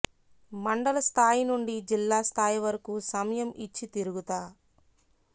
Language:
Telugu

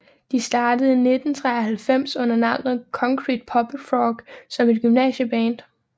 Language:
Danish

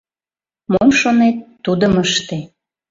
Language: Mari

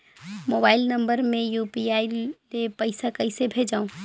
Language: Chhattisgarhi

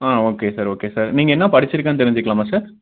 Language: Tamil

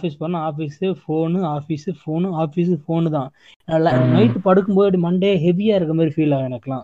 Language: Tamil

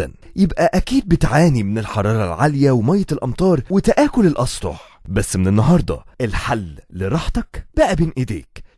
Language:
Arabic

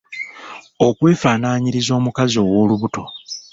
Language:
Ganda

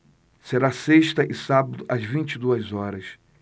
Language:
Portuguese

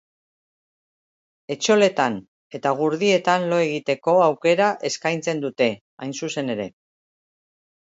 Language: Basque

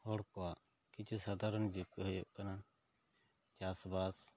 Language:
Santali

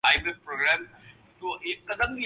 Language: Urdu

